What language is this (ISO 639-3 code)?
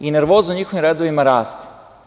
srp